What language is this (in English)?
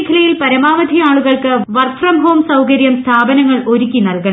Malayalam